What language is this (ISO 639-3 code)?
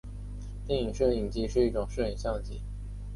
zho